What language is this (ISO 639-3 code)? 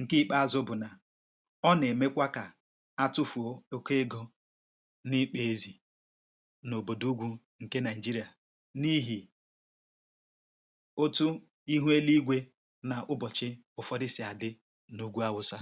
ibo